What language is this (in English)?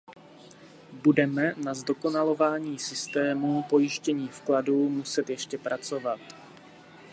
Czech